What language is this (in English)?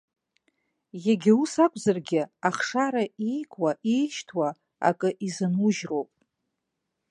Abkhazian